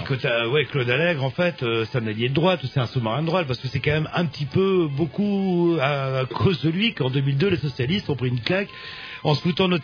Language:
French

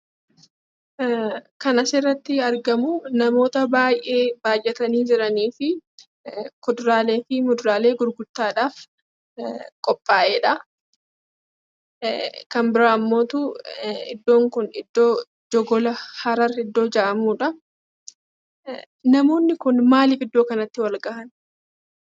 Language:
Oromo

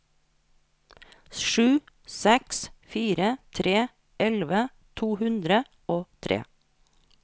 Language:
Norwegian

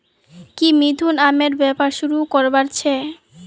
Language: Magahi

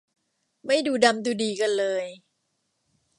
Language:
Thai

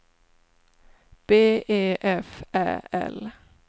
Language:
Swedish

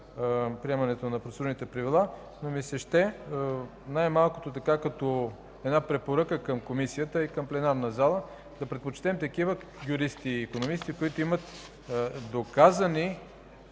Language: Bulgarian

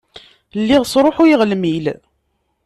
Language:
Kabyle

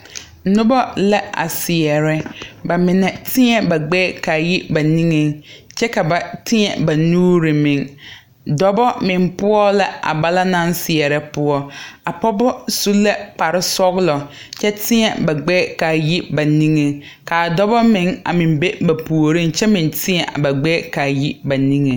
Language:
Southern Dagaare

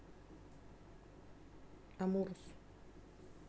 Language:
Russian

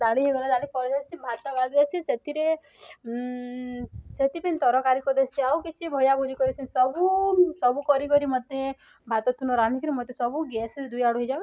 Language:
Odia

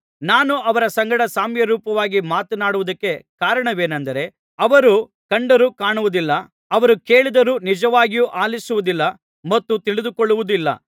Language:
Kannada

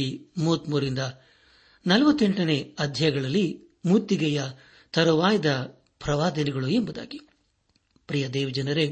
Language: Kannada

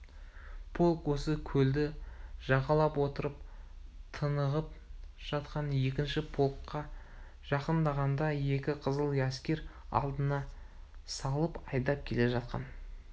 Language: Kazakh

